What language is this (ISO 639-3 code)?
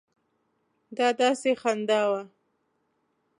pus